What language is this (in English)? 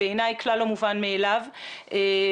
Hebrew